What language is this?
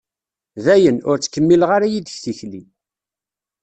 Kabyle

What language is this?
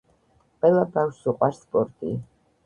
Georgian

